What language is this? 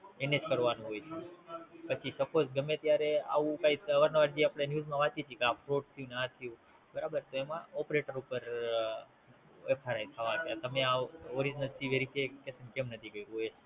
Gujarati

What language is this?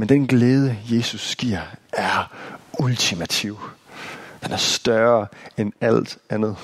Danish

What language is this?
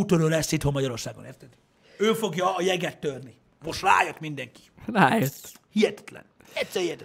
Hungarian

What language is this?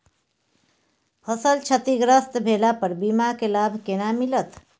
Maithili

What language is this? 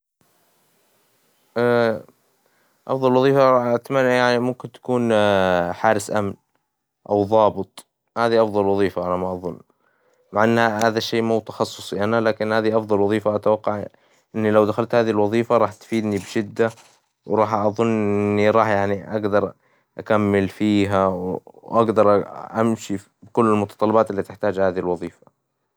Hijazi Arabic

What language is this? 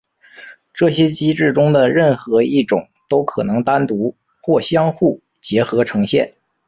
Chinese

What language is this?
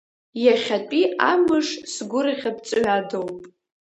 Abkhazian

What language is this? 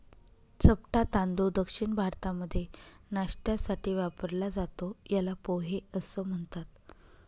Marathi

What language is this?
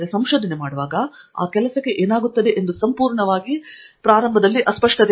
Kannada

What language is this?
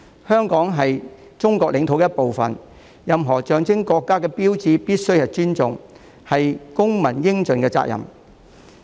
Cantonese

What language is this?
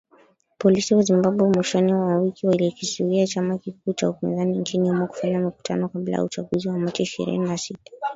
Swahili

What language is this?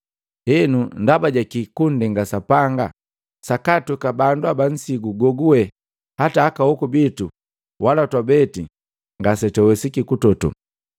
Matengo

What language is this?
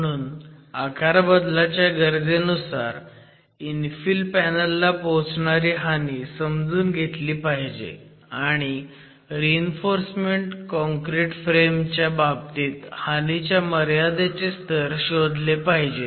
Marathi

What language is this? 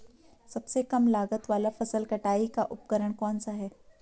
Hindi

